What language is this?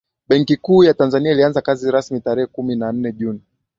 Swahili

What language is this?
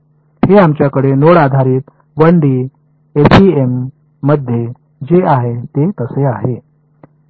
Marathi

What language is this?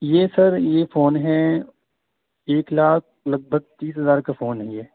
Urdu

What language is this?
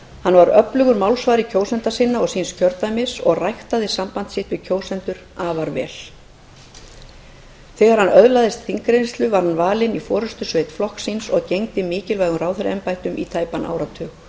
Icelandic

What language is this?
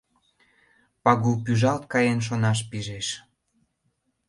Mari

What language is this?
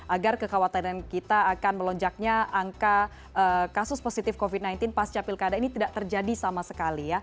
Indonesian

